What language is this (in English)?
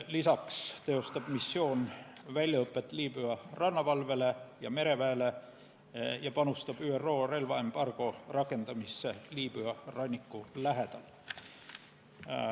Estonian